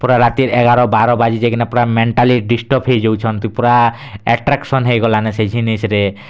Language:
Odia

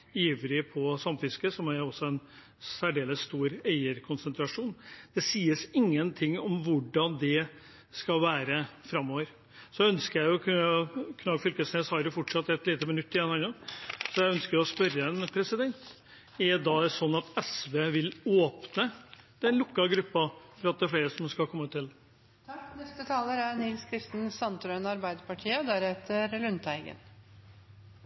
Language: Norwegian Bokmål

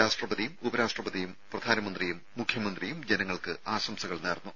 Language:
Malayalam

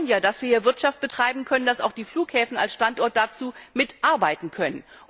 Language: German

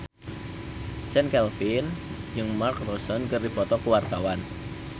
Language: Sundanese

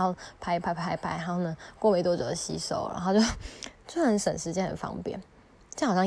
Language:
Chinese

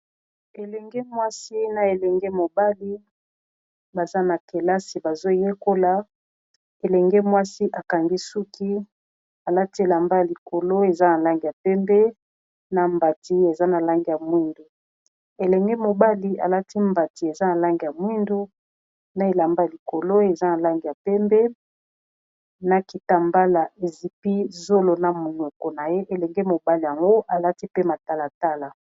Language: Lingala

